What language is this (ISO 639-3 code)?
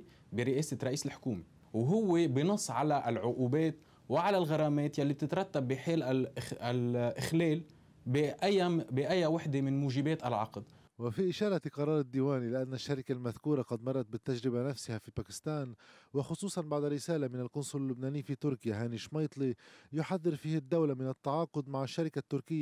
ara